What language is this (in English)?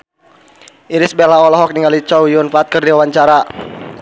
Sundanese